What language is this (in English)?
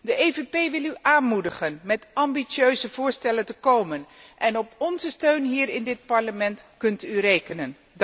Dutch